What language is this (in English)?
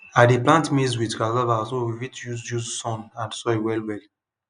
Nigerian Pidgin